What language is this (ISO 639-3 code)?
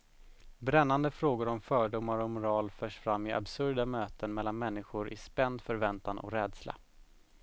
swe